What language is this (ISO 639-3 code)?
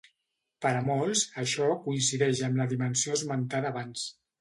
cat